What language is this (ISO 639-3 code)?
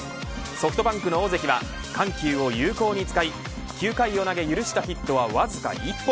jpn